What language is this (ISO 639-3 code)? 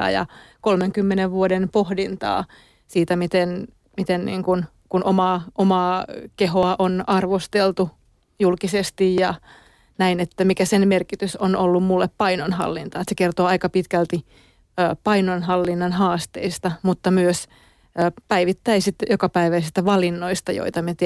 fin